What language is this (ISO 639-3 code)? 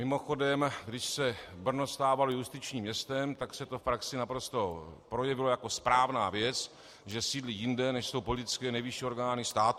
ces